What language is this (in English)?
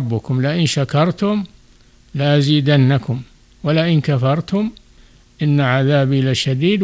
Arabic